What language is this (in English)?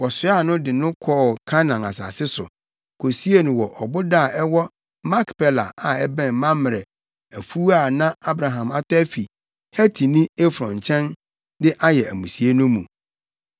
Akan